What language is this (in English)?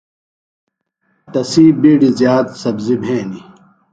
Phalura